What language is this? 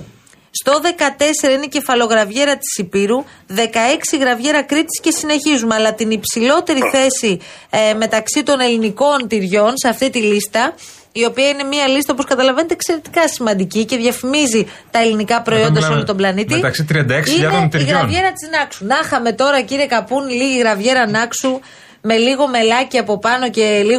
Greek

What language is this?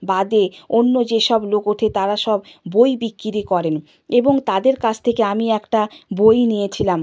Bangla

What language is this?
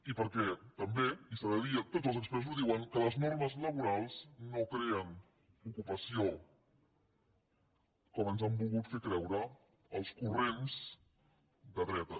Catalan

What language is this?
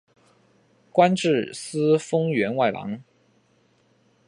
Chinese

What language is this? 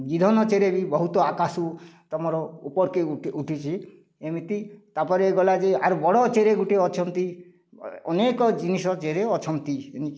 Odia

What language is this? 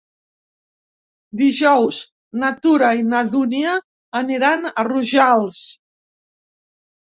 Catalan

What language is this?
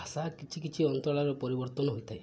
Odia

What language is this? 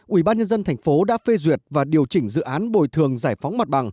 Vietnamese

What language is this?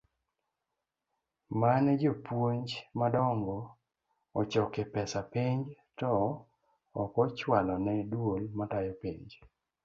Luo (Kenya and Tanzania)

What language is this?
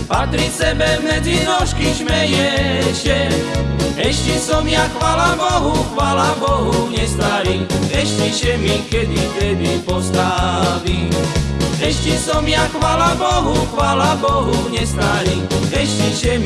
Slovak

